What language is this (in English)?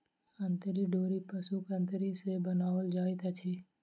Maithili